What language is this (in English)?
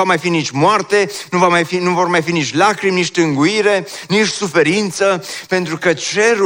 Romanian